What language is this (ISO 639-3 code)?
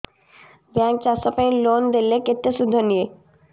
ori